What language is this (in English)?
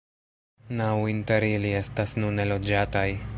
Esperanto